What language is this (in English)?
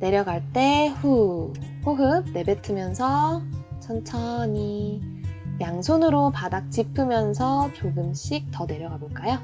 Korean